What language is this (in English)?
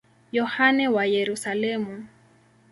Swahili